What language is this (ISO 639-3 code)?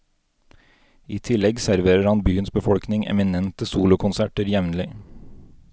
nor